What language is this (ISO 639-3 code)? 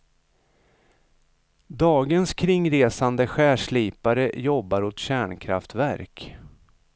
swe